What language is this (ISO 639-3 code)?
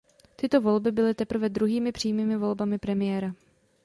ces